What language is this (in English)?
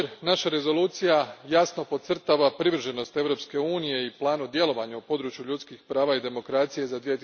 Croatian